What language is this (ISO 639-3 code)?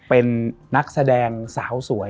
tha